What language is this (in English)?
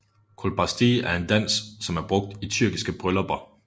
Danish